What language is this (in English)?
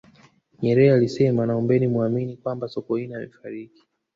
Swahili